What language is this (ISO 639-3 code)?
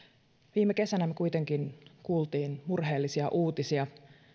fin